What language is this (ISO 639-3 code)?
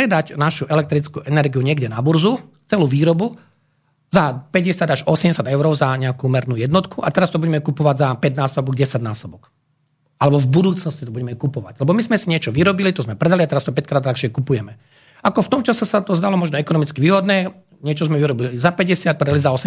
slk